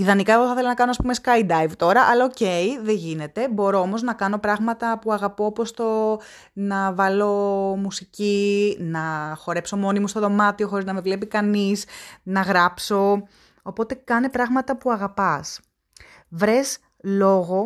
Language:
Greek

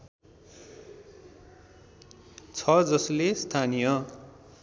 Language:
Nepali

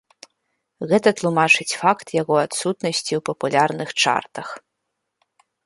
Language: Belarusian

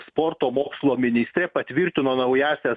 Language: Lithuanian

